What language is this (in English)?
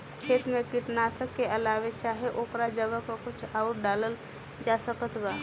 Bhojpuri